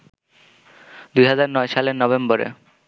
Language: Bangla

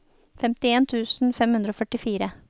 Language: Norwegian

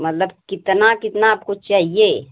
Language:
Hindi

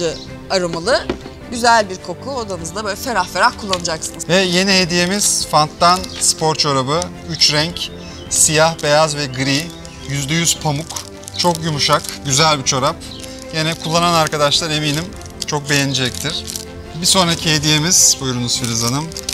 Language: Turkish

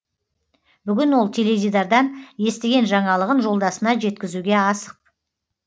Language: Kazakh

